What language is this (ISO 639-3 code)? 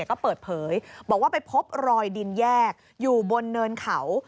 tha